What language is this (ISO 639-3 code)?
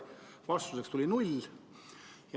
est